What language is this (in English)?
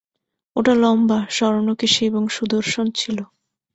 Bangla